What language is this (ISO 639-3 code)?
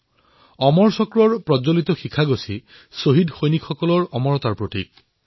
asm